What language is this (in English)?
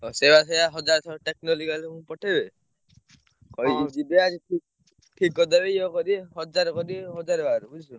Odia